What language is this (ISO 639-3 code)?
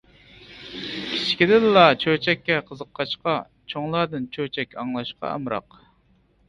uig